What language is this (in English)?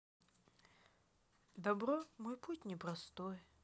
Russian